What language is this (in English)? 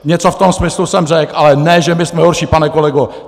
Czech